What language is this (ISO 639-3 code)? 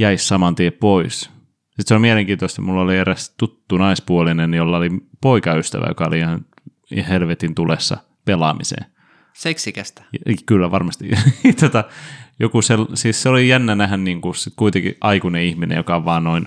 fin